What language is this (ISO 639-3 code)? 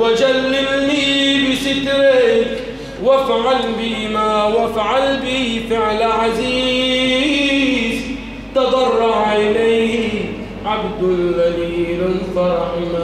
ara